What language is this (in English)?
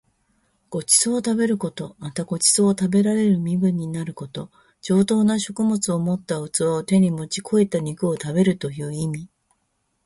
Japanese